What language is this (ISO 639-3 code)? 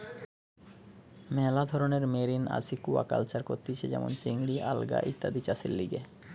ben